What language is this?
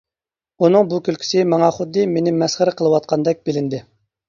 Uyghur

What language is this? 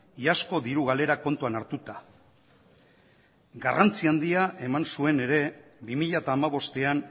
Basque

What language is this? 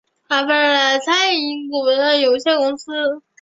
Chinese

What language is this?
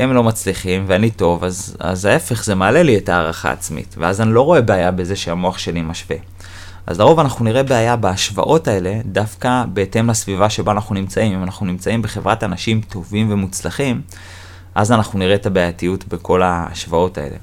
Hebrew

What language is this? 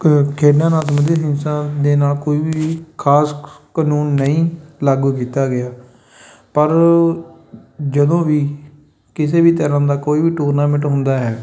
Punjabi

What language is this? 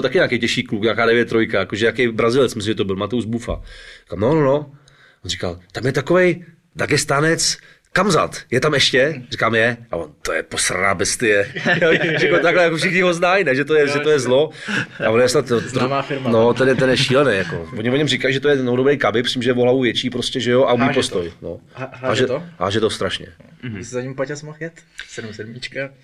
Czech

